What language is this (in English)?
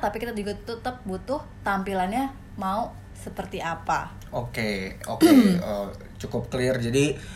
Indonesian